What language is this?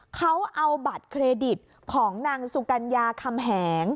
Thai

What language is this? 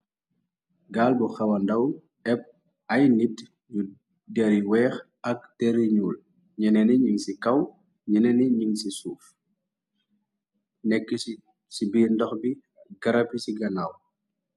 Wolof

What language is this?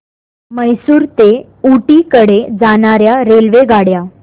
Marathi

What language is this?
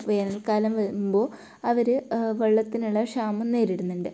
Malayalam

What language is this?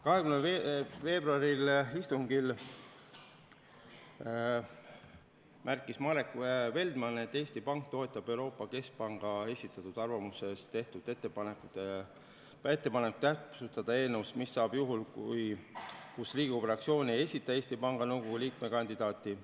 Estonian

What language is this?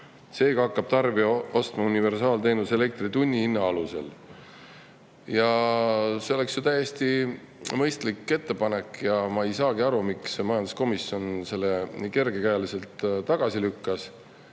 Estonian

